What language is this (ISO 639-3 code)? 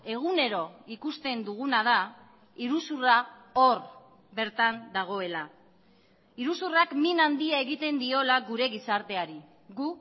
eus